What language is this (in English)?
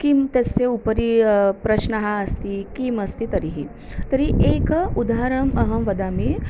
Sanskrit